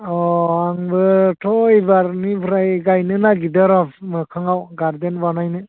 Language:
Bodo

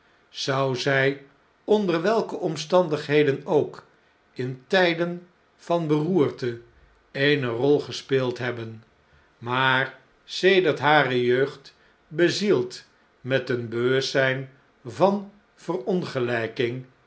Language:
Dutch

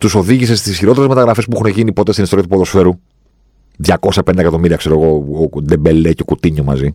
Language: Greek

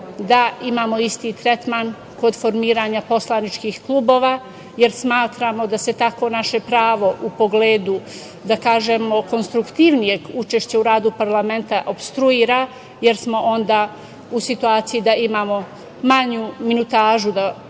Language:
Serbian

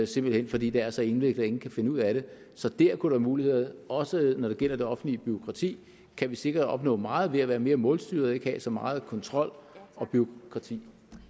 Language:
Danish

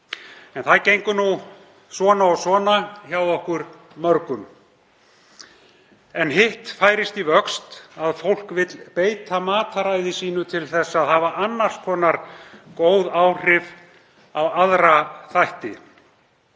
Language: Icelandic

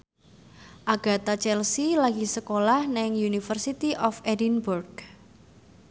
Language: Javanese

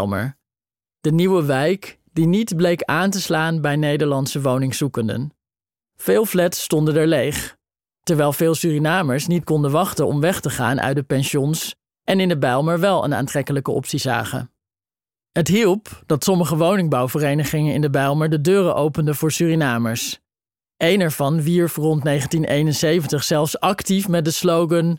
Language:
Dutch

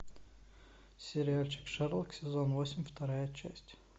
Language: Russian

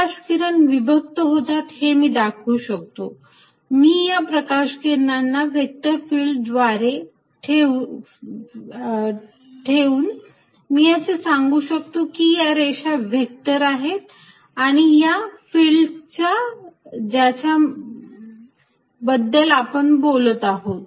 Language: Marathi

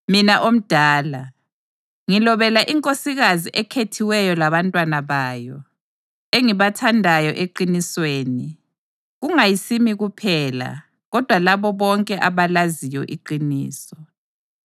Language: North Ndebele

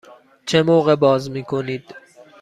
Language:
Persian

